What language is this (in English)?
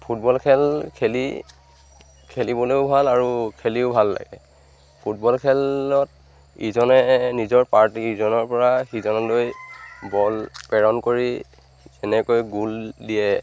Assamese